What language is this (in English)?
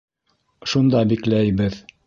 Bashkir